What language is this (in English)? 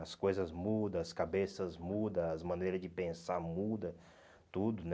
Portuguese